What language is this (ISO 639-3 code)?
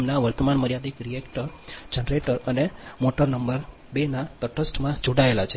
guj